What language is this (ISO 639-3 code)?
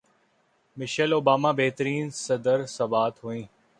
urd